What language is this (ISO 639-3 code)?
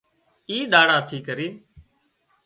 kxp